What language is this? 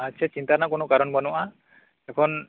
Santali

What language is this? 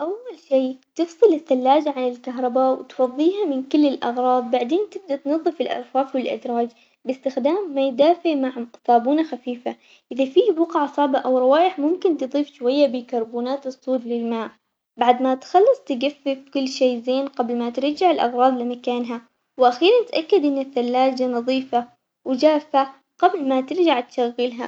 Omani Arabic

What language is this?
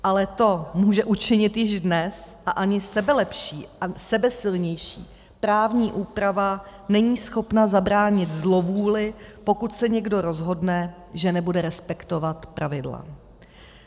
Czech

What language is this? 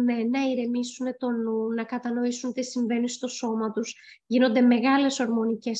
Greek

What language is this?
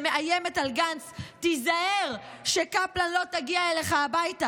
Hebrew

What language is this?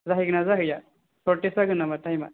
Bodo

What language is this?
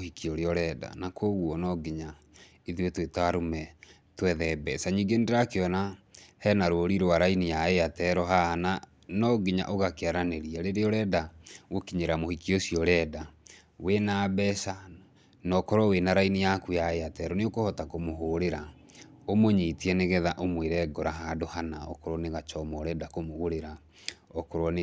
Kikuyu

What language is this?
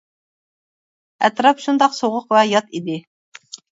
Uyghur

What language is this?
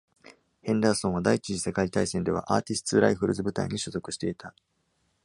Japanese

